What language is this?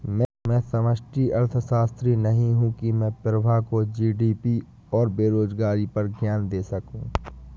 Hindi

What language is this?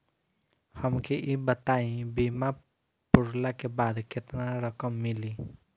Bhojpuri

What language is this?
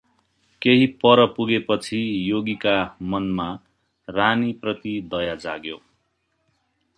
Nepali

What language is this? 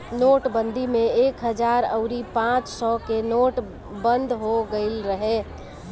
Bhojpuri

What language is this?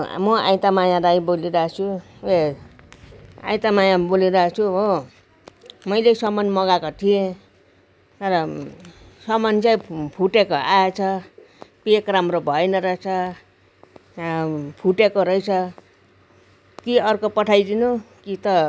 Nepali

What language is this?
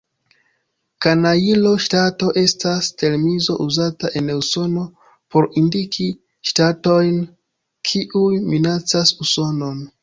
Esperanto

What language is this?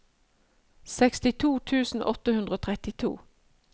Norwegian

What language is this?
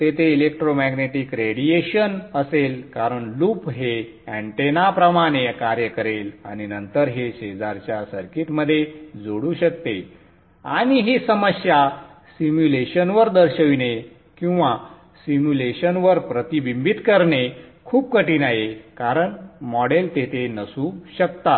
Marathi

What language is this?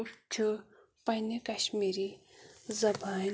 Kashmiri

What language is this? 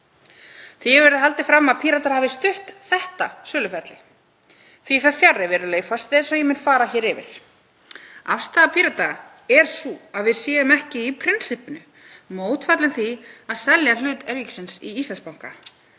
Icelandic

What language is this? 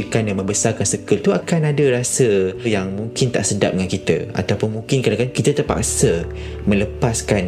Malay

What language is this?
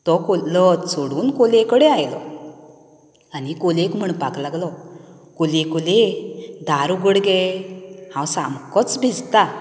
Konkani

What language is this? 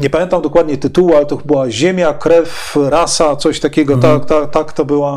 Polish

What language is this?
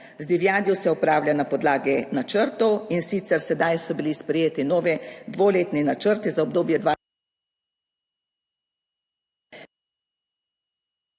Slovenian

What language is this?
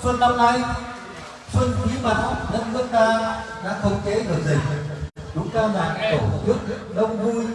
Vietnamese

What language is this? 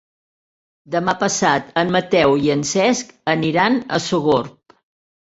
Catalan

